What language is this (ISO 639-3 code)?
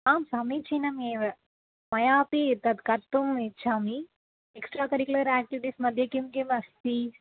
san